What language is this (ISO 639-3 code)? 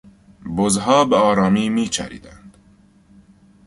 fas